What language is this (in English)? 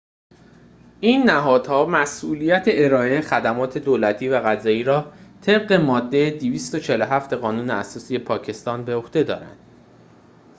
Persian